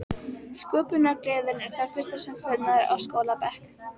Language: Icelandic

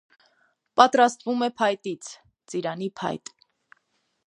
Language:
Armenian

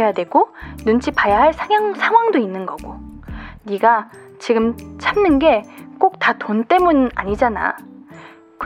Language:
Korean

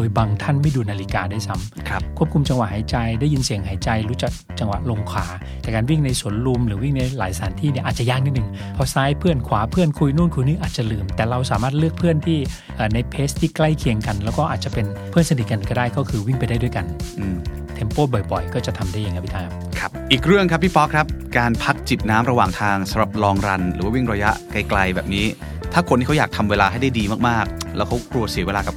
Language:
Thai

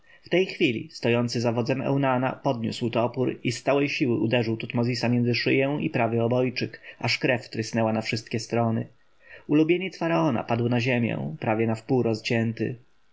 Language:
Polish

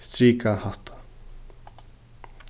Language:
Faroese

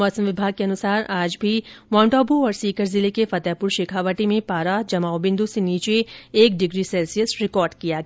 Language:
Hindi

